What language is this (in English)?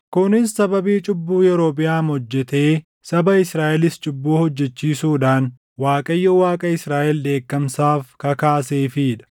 Oromo